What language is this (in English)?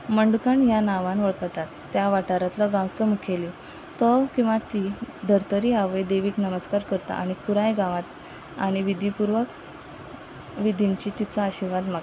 Konkani